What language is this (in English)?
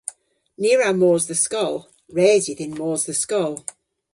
Cornish